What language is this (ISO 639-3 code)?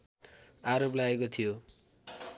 nep